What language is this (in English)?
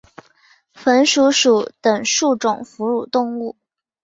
Chinese